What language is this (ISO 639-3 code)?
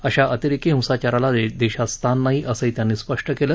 mar